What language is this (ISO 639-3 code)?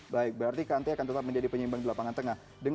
ind